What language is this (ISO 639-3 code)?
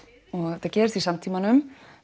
isl